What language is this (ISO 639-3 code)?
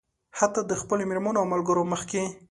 pus